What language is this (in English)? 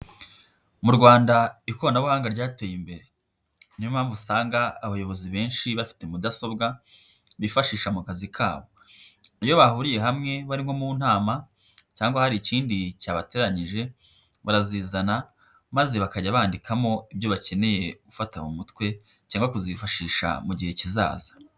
Kinyarwanda